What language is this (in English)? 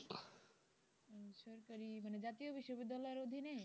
Bangla